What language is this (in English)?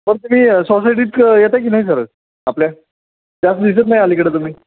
Marathi